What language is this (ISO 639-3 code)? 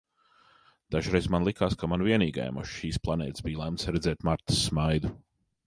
lav